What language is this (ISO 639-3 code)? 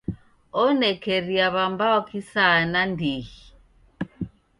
dav